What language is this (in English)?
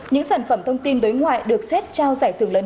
Vietnamese